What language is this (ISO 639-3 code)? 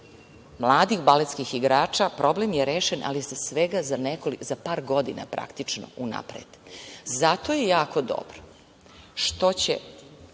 srp